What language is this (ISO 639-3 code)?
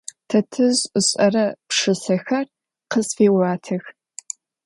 ady